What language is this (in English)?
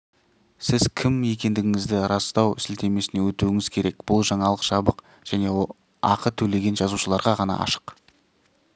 Kazakh